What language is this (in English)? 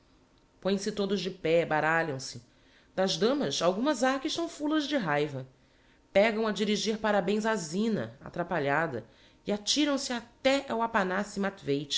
Portuguese